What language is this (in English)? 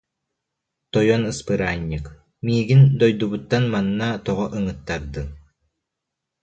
Yakut